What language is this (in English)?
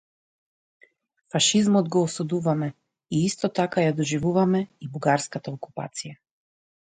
Macedonian